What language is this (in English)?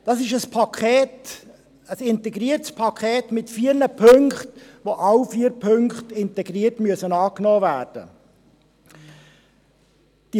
Swiss German